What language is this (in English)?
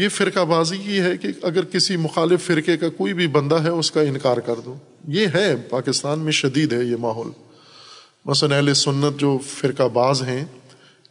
Urdu